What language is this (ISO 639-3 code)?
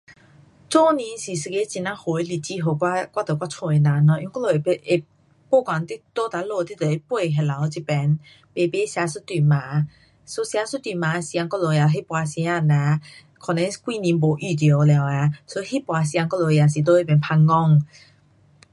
cpx